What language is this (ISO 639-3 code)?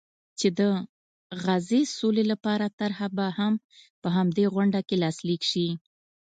pus